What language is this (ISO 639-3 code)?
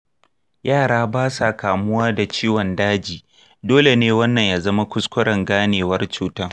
hau